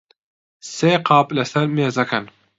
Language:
Central Kurdish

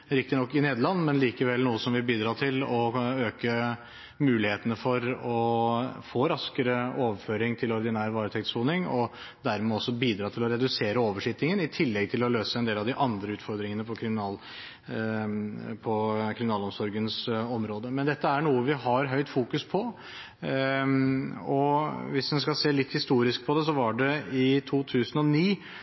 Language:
Norwegian Bokmål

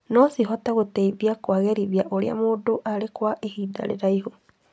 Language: Kikuyu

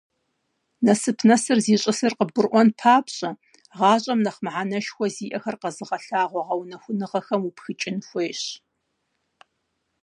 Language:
Kabardian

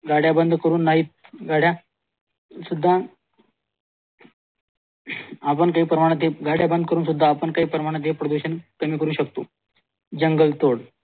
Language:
Marathi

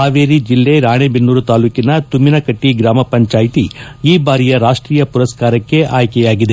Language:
Kannada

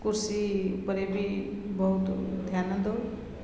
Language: Odia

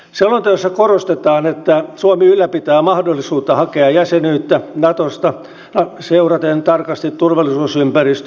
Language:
Finnish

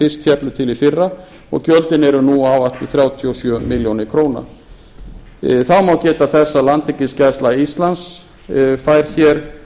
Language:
Icelandic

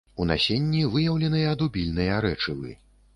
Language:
Belarusian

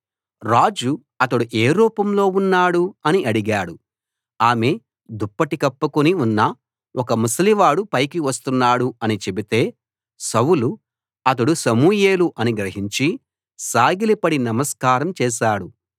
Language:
Telugu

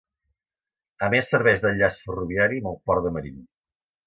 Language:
Catalan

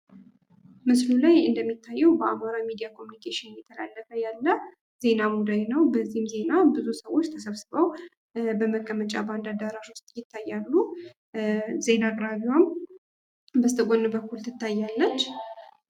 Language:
Amharic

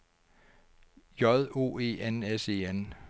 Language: Danish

